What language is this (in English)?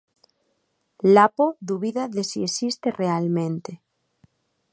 Galician